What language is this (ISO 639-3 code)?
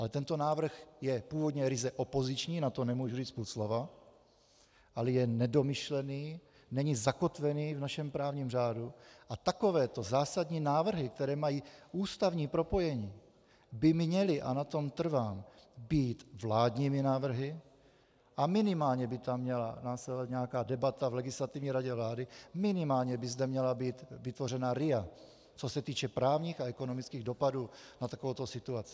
ces